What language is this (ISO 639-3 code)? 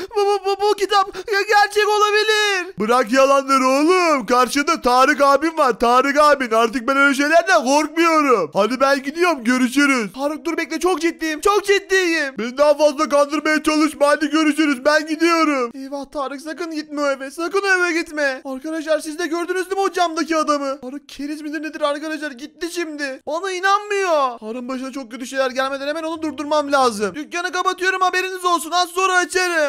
tur